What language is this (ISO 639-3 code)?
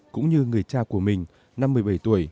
vie